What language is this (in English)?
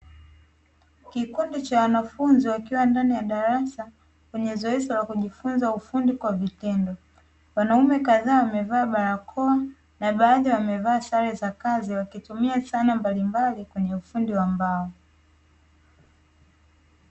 Swahili